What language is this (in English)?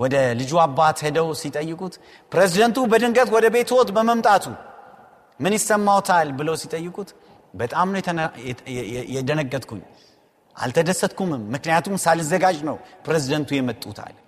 Amharic